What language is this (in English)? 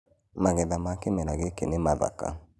Kikuyu